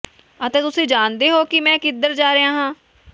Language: Punjabi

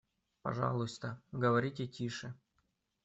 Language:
Russian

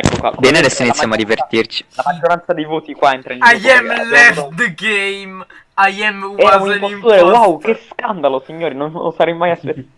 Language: Italian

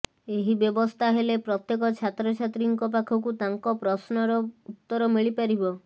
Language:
Odia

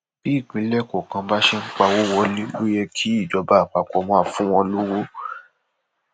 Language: Yoruba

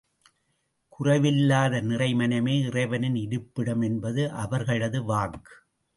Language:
Tamil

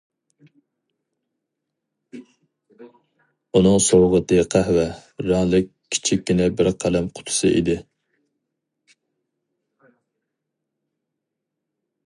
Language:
Uyghur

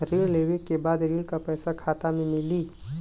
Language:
Bhojpuri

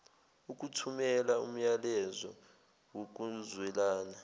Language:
Zulu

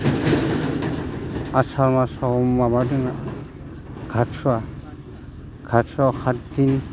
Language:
Bodo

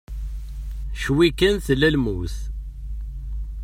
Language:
Kabyle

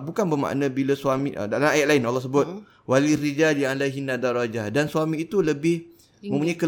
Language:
Malay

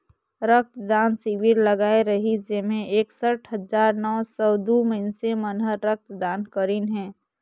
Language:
Chhattisgarhi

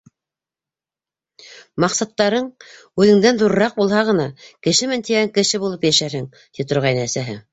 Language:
Bashkir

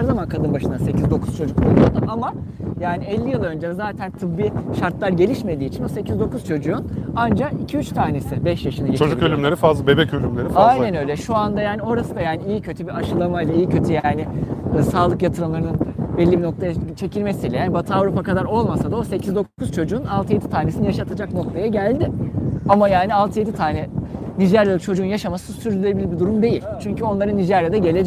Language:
Turkish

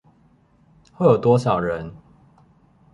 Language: Chinese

